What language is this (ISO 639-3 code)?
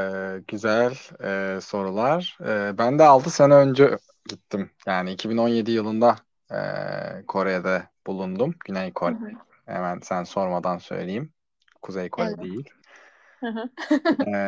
tur